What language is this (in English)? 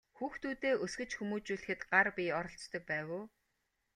Mongolian